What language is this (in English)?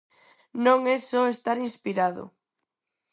Galician